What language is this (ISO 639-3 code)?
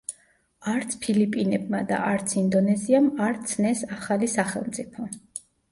kat